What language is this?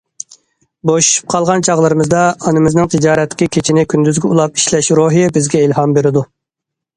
Uyghur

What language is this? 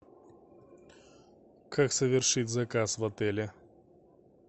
Russian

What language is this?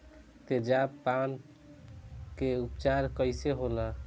Bhojpuri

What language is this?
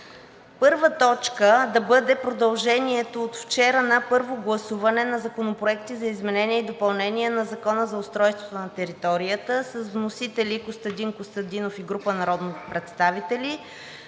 Bulgarian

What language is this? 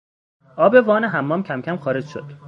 Persian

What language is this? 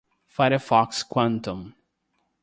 Portuguese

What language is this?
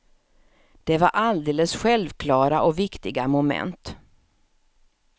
Swedish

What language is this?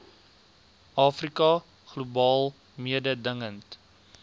Afrikaans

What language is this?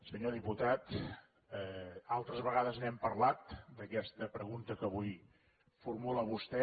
Catalan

